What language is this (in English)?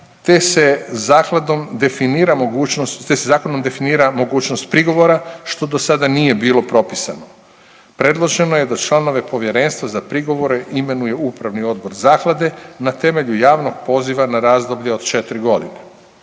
Croatian